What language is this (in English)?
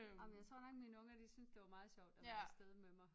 Danish